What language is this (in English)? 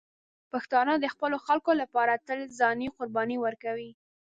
Pashto